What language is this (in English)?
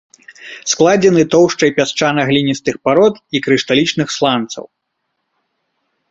Belarusian